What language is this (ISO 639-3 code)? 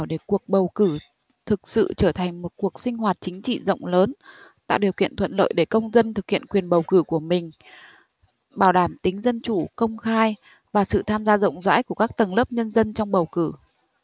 vie